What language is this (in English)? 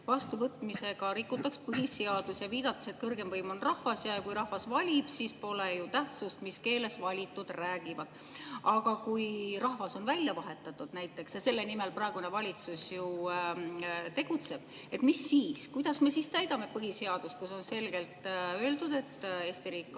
Estonian